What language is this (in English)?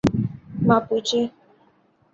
Urdu